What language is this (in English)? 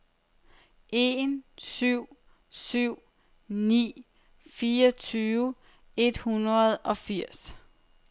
Danish